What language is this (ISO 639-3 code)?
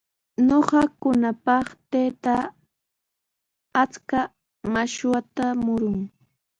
qws